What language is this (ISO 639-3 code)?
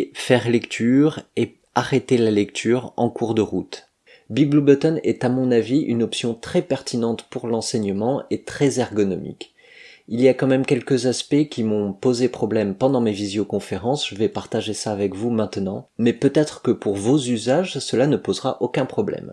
fra